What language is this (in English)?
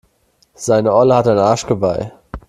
German